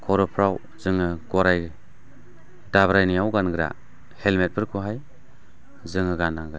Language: Bodo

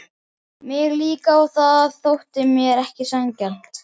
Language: Icelandic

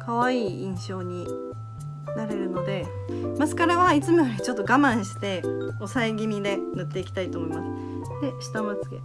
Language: Japanese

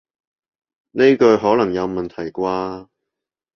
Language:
Cantonese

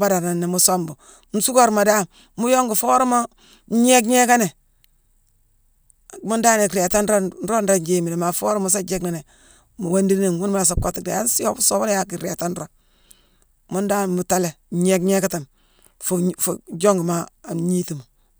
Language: Mansoanka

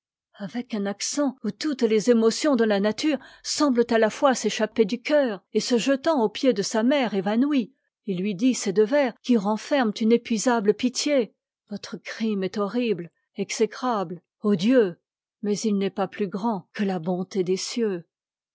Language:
French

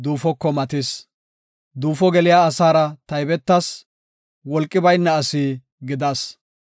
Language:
Gofa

